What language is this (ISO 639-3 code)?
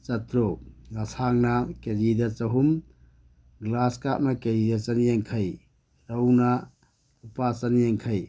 mni